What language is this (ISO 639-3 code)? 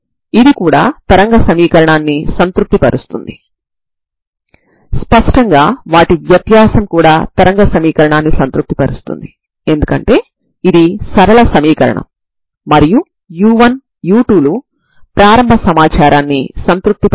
tel